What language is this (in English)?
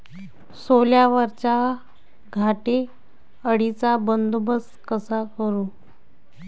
Marathi